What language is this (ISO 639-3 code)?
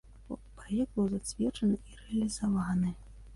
bel